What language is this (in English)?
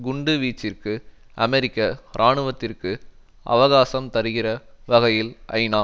Tamil